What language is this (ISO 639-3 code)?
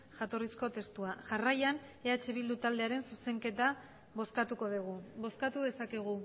eus